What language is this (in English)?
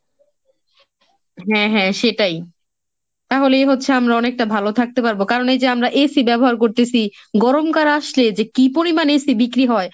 Bangla